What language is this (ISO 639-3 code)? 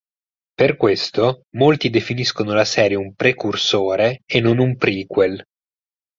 ita